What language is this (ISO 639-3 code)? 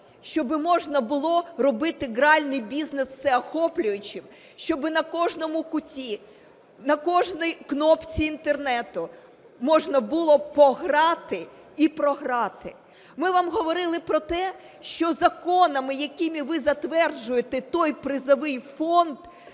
ukr